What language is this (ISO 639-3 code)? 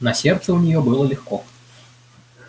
rus